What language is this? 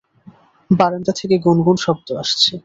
Bangla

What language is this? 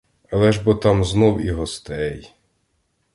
Ukrainian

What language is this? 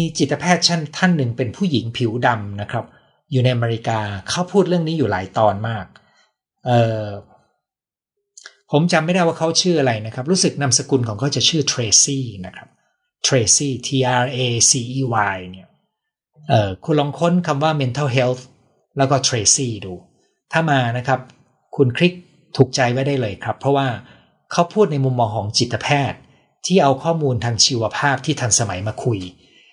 Thai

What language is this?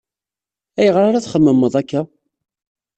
Kabyle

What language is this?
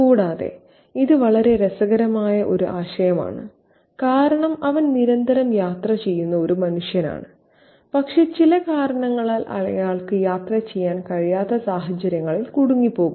Malayalam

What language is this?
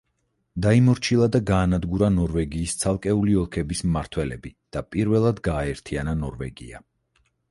Georgian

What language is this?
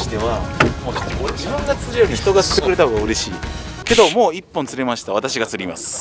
Japanese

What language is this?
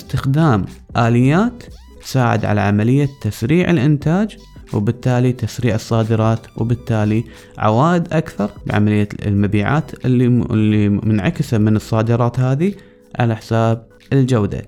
Arabic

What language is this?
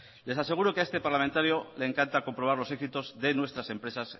Spanish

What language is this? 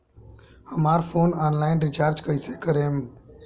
Bhojpuri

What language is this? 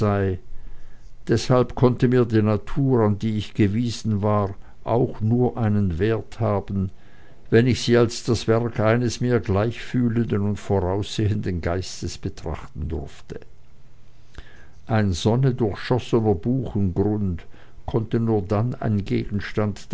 German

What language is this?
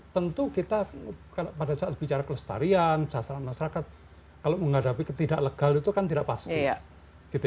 Indonesian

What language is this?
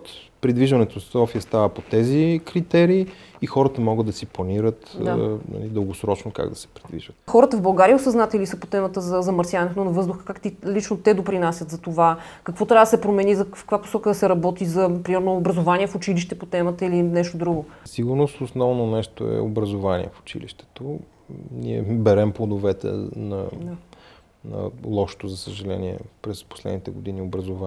Bulgarian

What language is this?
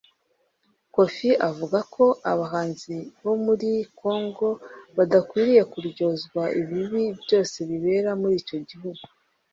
Kinyarwanda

